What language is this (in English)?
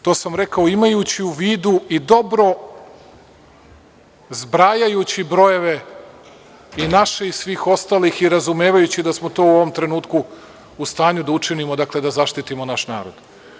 Serbian